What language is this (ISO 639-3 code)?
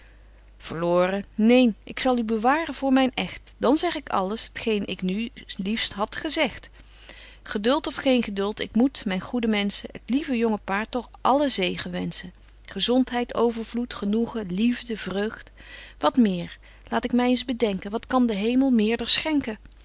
nld